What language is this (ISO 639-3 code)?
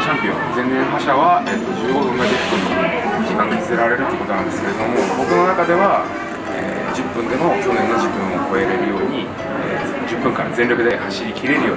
jpn